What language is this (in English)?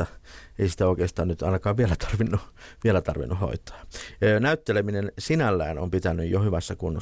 Finnish